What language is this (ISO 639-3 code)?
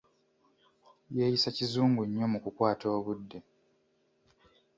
lug